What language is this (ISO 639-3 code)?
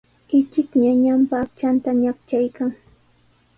qws